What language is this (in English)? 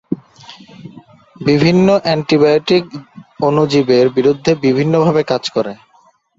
Bangla